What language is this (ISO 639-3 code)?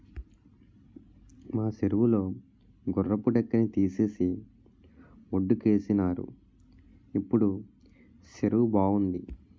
tel